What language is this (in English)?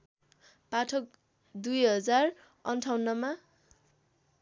Nepali